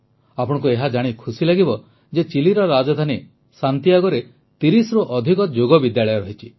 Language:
Odia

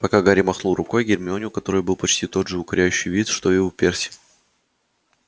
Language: Russian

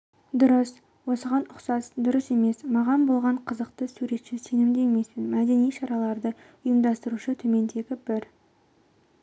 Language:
Kazakh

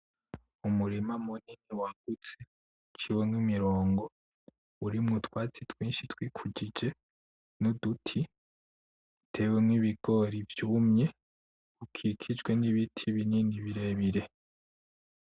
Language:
Rundi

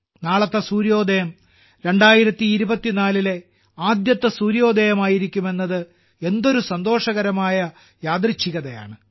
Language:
Malayalam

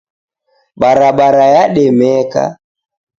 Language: Taita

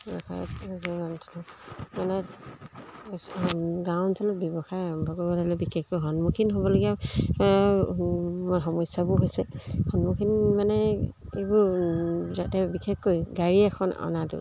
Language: Assamese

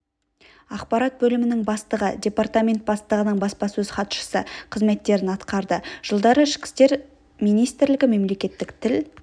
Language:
Kazakh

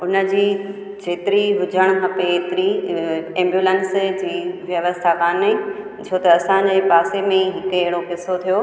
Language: Sindhi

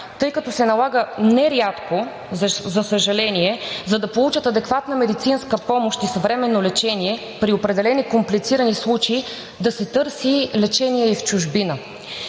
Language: Bulgarian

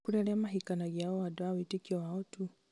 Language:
Kikuyu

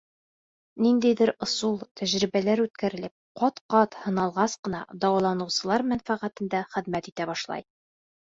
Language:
Bashkir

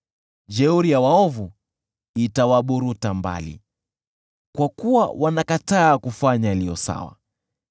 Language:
Swahili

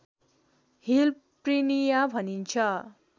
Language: Nepali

